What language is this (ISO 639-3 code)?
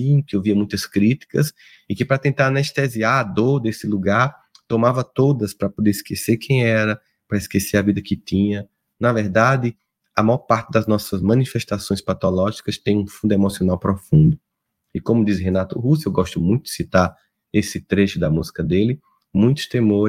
por